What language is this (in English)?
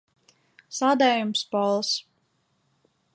Latvian